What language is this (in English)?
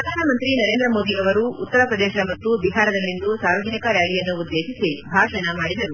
Kannada